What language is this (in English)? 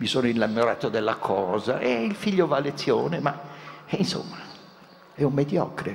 Italian